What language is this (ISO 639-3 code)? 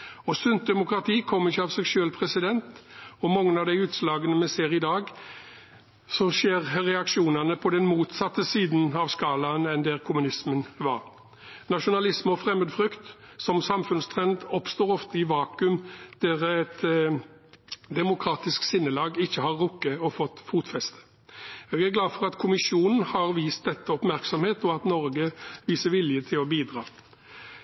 nob